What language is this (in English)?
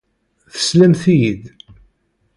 Kabyle